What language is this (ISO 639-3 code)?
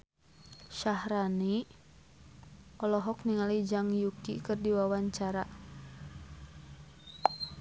sun